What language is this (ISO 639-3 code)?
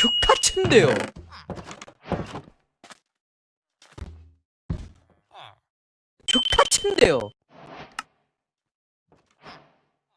kor